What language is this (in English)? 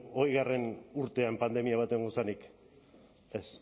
Basque